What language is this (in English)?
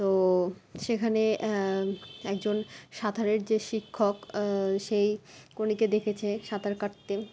Bangla